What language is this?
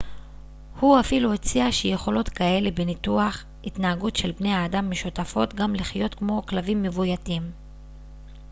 Hebrew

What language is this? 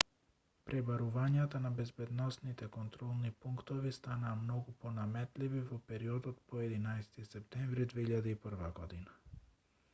Macedonian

